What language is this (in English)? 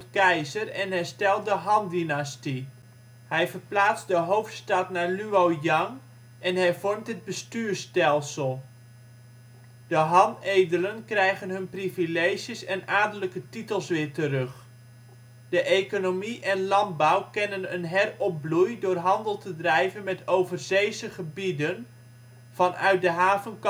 Dutch